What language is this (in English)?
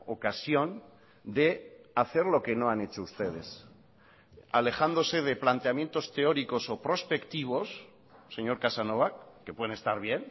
Spanish